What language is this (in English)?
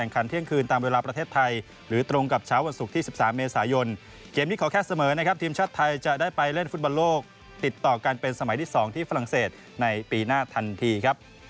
Thai